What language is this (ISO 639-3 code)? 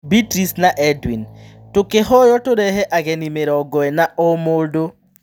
kik